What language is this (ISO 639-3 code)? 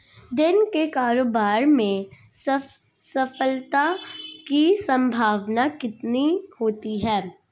hin